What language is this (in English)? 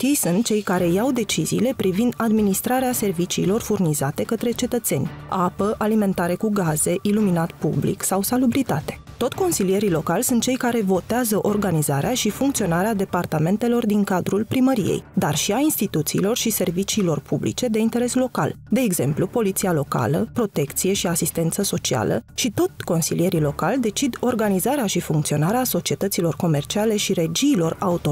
Romanian